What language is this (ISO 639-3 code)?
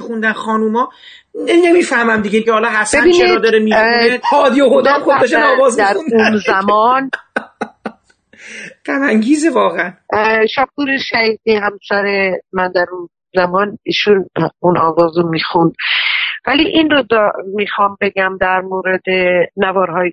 fas